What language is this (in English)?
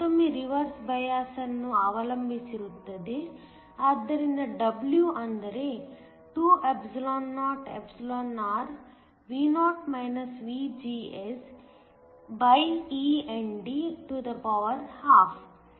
Kannada